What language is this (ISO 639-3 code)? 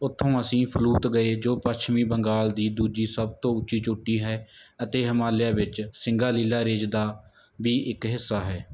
pan